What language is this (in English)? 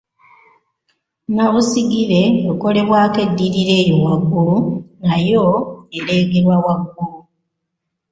Ganda